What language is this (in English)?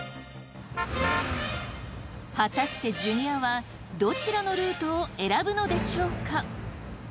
Japanese